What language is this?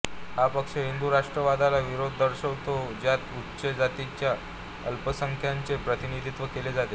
Marathi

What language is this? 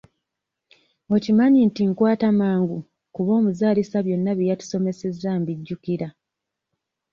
Ganda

